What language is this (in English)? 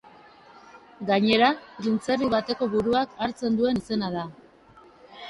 Basque